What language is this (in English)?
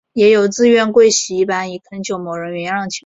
Chinese